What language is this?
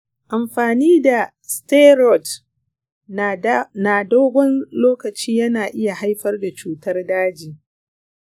Hausa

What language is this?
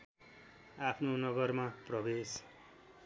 Nepali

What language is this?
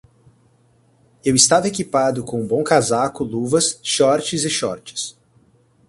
Portuguese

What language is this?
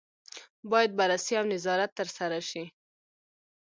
Pashto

